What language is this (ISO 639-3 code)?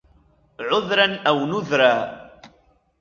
ara